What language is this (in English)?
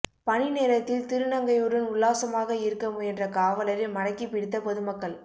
Tamil